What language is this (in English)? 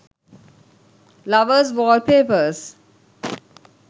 Sinhala